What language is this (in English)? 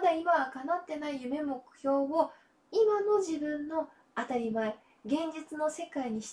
Japanese